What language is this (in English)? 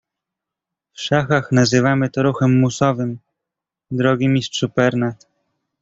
Polish